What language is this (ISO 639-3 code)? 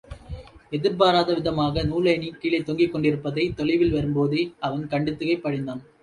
tam